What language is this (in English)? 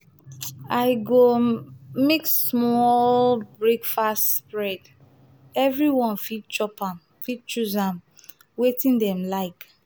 Nigerian Pidgin